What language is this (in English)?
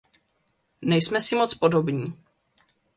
Czech